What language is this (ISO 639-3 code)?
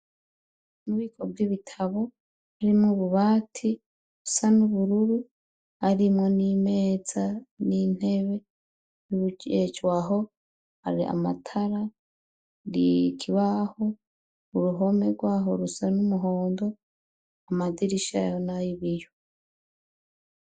run